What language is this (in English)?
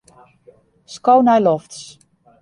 Western Frisian